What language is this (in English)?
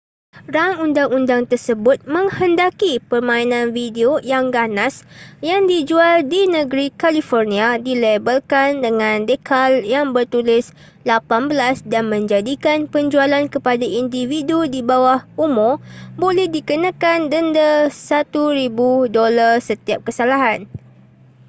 Malay